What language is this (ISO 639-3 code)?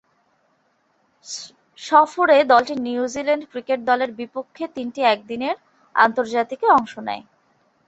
ben